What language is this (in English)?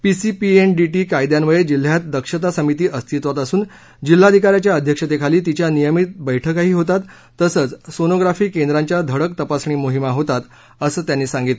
Marathi